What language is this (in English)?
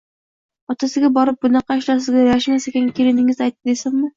Uzbek